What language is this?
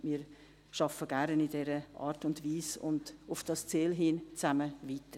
Swiss German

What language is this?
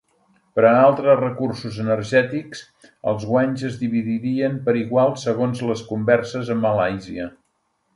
Catalan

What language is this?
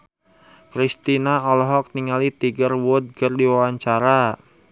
Sundanese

